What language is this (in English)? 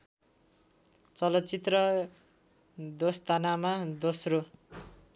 Nepali